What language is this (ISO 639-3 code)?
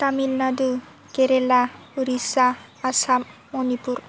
brx